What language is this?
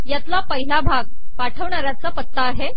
Marathi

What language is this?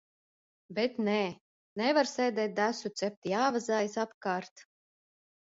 Latvian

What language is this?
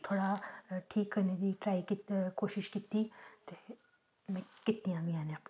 Dogri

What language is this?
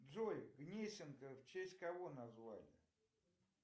Russian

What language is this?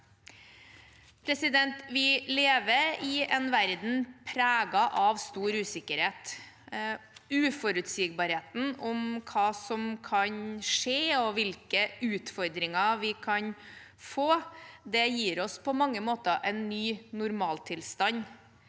Norwegian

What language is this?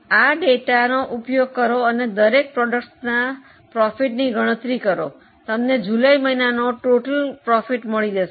Gujarati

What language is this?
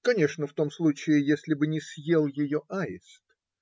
Russian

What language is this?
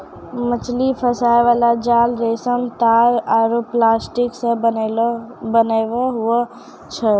Maithili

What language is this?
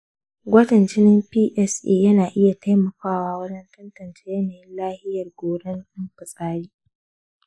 Hausa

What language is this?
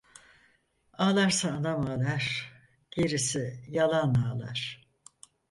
Turkish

